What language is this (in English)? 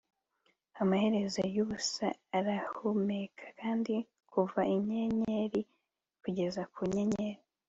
Kinyarwanda